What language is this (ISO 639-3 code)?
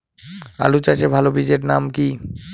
ben